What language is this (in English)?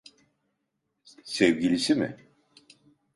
Turkish